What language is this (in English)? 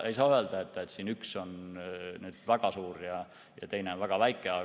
Estonian